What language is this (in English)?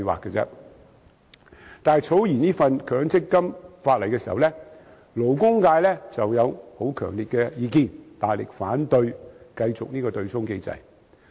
Cantonese